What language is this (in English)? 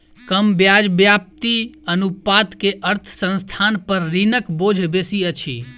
Maithili